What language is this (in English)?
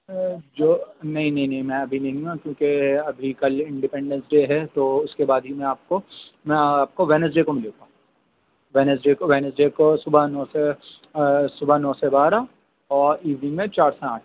Urdu